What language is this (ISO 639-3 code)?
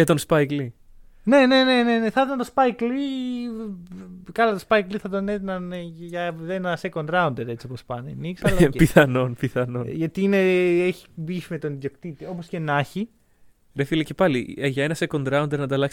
ell